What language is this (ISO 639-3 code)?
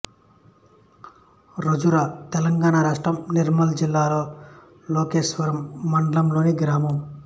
tel